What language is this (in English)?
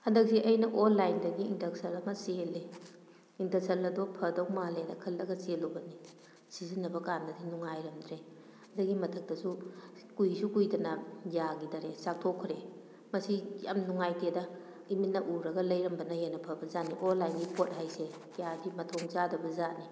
Manipuri